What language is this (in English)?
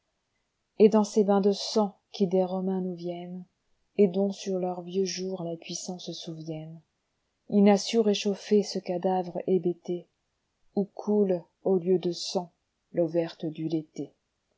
French